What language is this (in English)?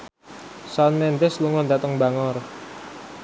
Javanese